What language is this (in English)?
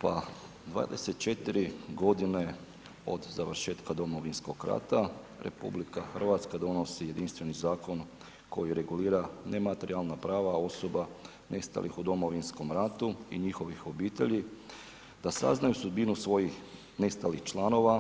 Croatian